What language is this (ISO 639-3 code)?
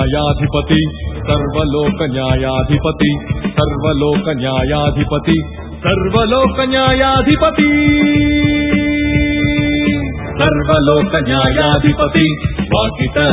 tel